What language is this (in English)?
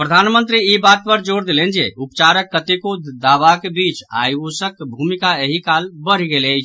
Maithili